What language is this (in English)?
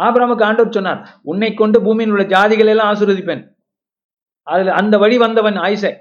Tamil